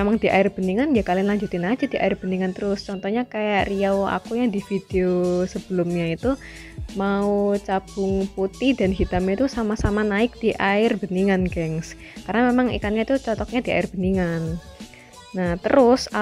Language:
Indonesian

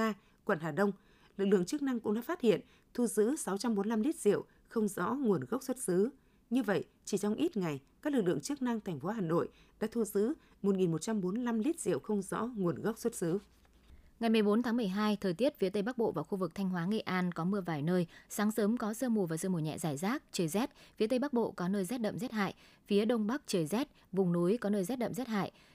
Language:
Vietnamese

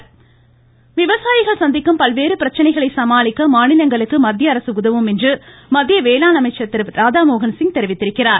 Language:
Tamil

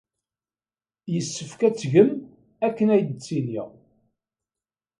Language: Kabyle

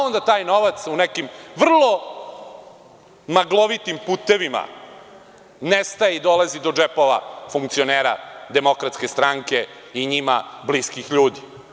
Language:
Serbian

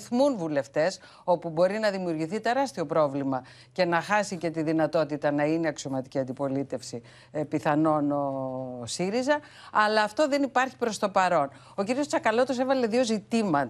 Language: Greek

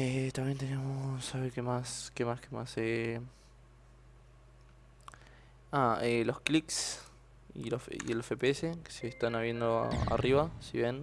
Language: Spanish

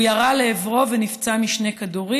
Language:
Hebrew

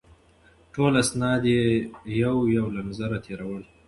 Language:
Pashto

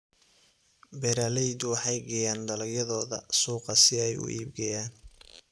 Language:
Somali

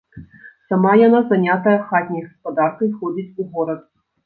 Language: Belarusian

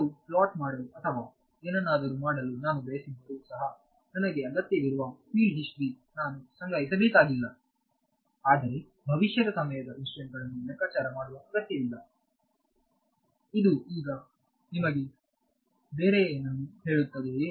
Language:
Kannada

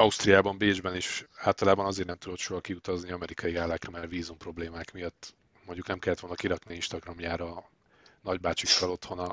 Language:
Hungarian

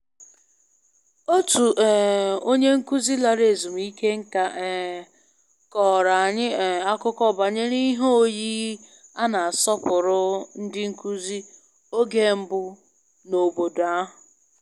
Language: Igbo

